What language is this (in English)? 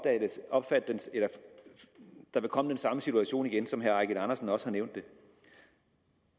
Danish